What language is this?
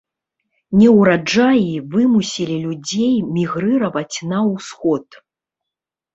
Belarusian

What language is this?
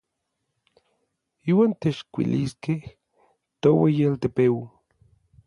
Orizaba Nahuatl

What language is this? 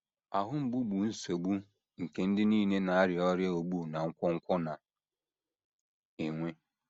Igbo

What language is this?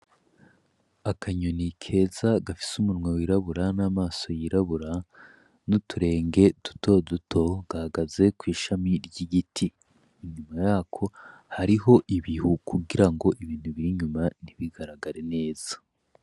Rundi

